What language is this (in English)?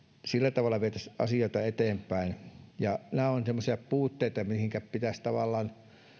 Finnish